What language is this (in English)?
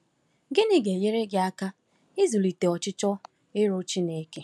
Igbo